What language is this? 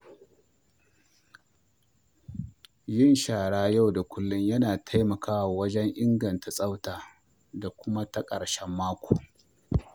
Hausa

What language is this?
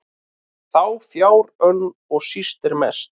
Icelandic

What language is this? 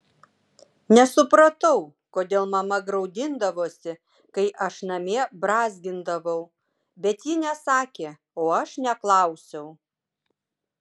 Lithuanian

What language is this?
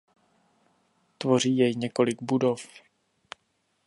Czech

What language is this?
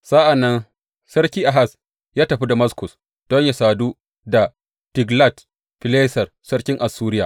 Hausa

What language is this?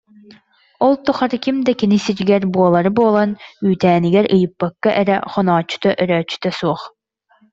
Yakut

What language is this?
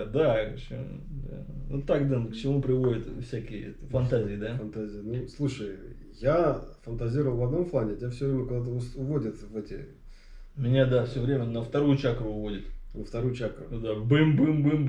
Russian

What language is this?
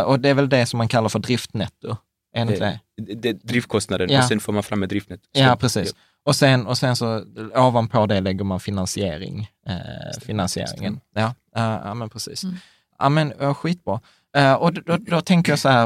Swedish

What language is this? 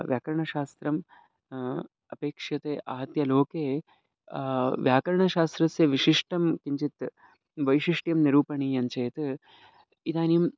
Sanskrit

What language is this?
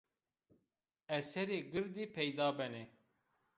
Zaza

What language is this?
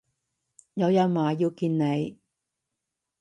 Cantonese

